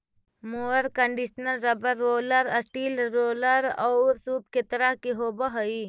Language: Magahi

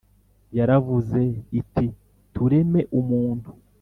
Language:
Kinyarwanda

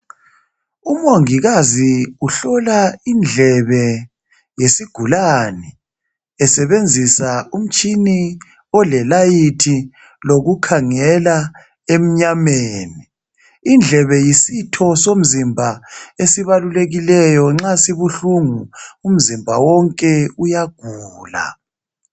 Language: North Ndebele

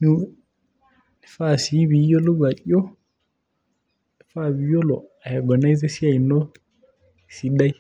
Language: Masai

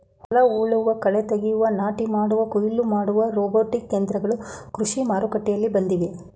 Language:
Kannada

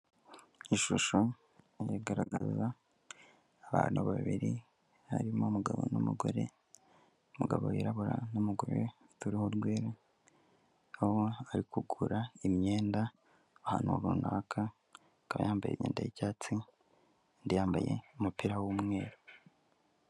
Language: Kinyarwanda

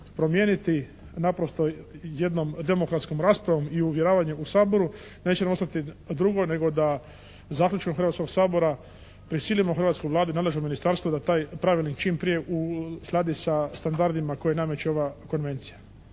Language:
Croatian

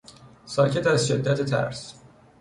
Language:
Persian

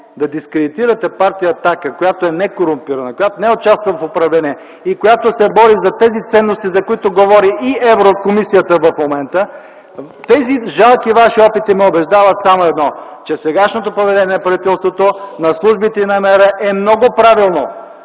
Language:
Bulgarian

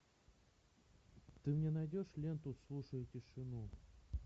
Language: Russian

